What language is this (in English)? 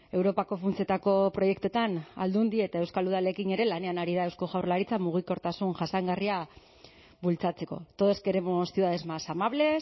Basque